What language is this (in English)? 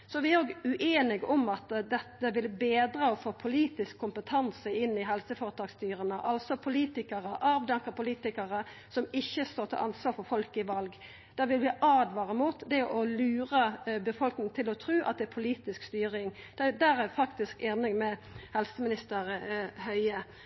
Norwegian Nynorsk